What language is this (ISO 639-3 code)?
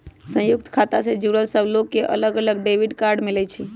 mag